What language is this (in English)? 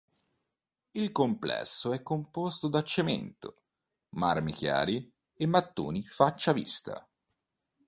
Italian